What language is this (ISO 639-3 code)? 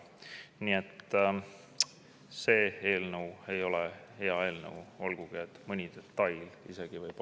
est